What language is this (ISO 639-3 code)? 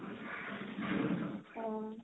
asm